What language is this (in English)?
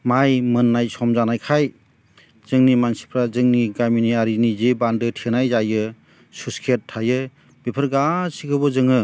Bodo